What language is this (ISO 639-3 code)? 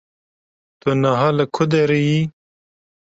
kur